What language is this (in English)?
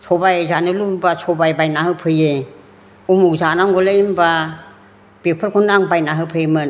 Bodo